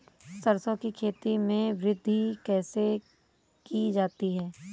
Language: Hindi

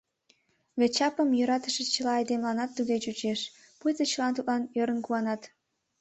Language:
Mari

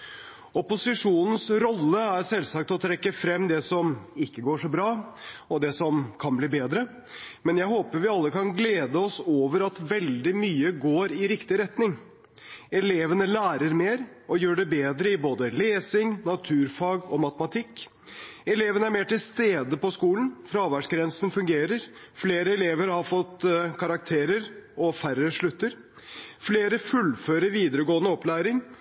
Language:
Norwegian Bokmål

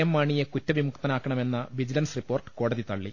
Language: Malayalam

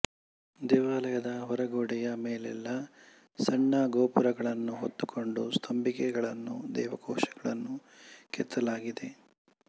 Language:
Kannada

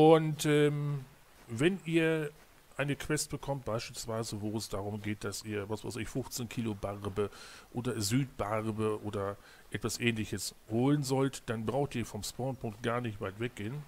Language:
German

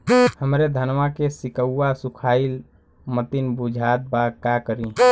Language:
Bhojpuri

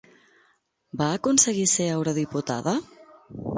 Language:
Catalan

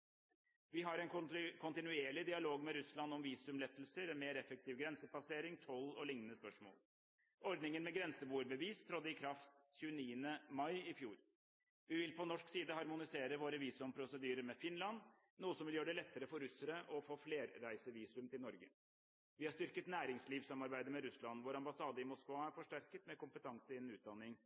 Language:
Norwegian Bokmål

